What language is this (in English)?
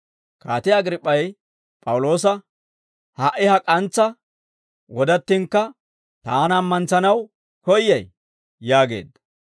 Dawro